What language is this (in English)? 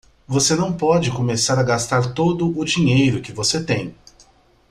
Portuguese